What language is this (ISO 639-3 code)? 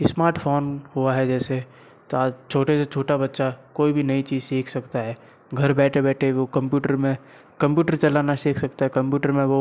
hin